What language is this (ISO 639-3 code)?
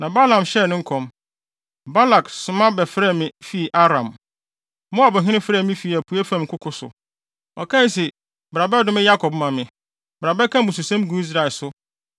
aka